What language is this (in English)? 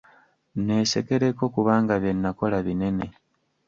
Ganda